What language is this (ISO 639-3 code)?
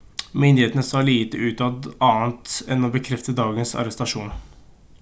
nob